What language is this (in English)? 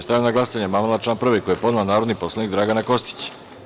Serbian